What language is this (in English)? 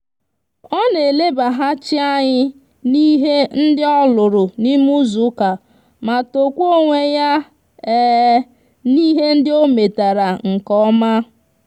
Igbo